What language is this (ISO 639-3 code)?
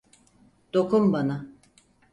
tur